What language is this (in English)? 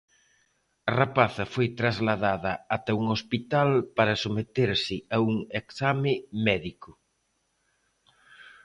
Galician